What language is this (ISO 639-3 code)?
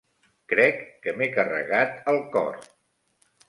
cat